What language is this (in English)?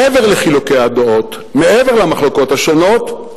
Hebrew